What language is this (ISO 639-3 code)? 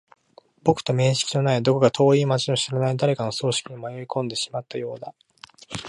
jpn